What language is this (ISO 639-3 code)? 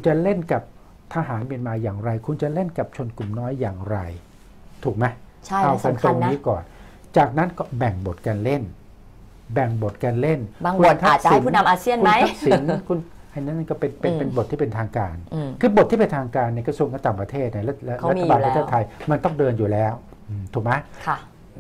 tha